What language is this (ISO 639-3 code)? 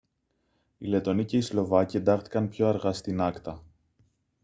ell